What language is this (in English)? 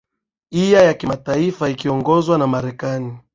Swahili